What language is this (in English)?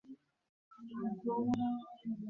Bangla